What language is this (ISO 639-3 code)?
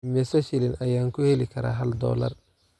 som